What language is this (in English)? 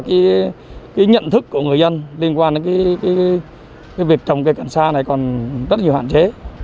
Vietnamese